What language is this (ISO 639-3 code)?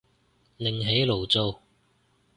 yue